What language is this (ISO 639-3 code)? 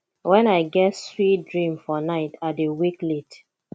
pcm